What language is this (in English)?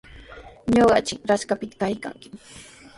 Sihuas Ancash Quechua